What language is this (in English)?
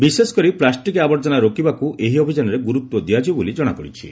Odia